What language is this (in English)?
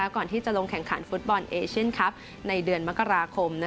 Thai